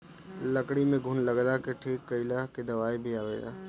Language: Bhojpuri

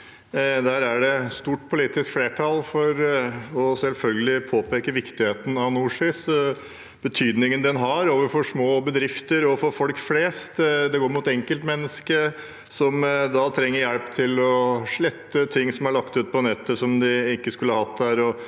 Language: Norwegian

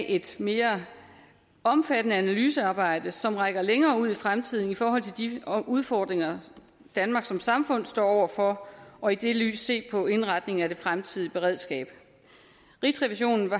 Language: Danish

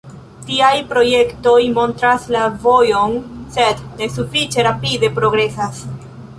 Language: Esperanto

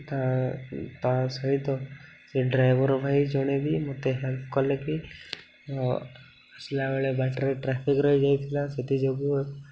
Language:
Odia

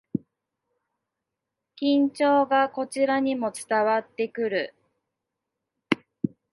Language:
Japanese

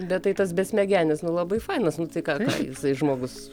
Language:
Lithuanian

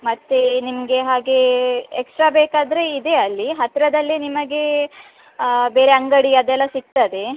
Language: Kannada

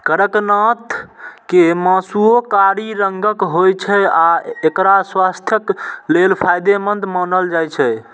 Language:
Maithili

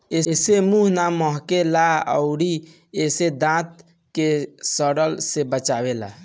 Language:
Bhojpuri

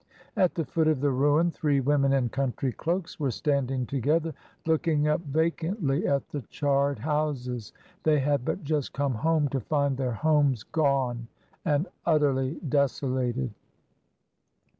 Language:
English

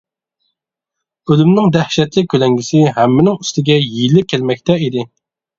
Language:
Uyghur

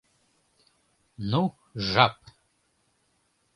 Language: Mari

